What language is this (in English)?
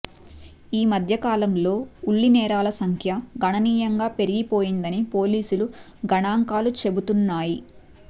Telugu